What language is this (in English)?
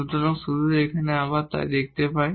Bangla